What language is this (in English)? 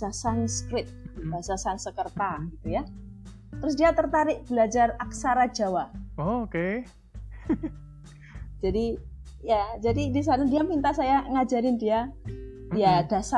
Indonesian